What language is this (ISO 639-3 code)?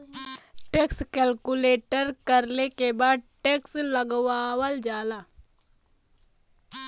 bho